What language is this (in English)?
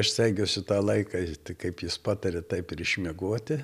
Lithuanian